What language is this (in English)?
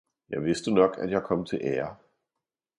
Danish